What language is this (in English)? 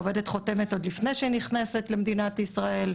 Hebrew